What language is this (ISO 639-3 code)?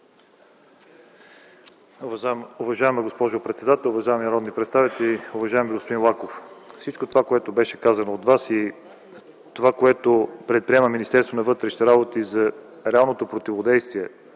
bul